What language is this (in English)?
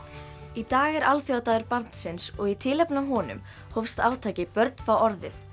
Icelandic